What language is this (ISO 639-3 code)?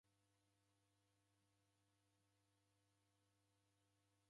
dav